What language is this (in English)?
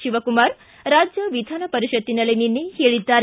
Kannada